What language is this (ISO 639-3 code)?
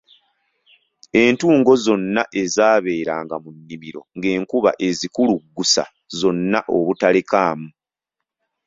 lug